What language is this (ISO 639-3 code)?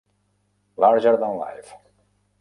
cat